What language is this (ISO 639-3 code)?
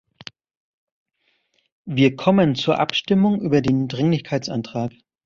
deu